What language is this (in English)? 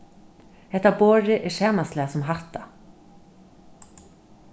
Faroese